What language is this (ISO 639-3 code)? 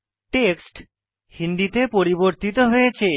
ben